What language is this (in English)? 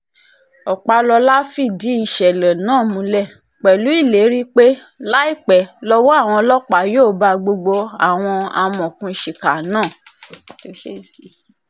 Yoruba